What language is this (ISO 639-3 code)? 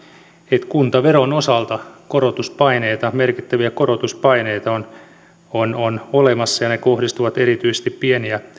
fin